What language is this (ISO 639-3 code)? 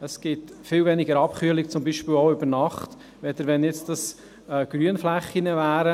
gsw